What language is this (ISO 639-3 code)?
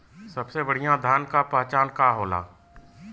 bho